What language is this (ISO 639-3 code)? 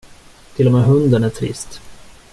swe